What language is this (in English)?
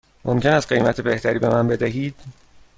Persian